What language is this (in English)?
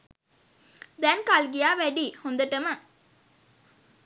Sinhala